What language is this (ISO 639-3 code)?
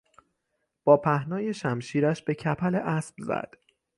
fas